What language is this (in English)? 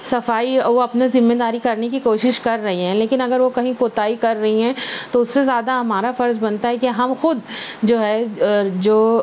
Urdu